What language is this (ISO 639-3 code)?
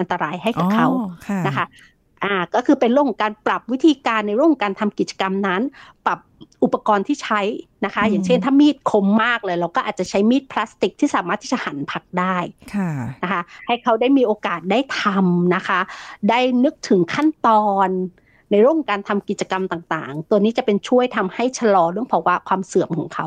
tha